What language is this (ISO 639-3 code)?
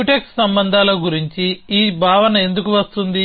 tel